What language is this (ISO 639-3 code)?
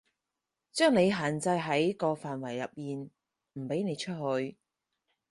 yue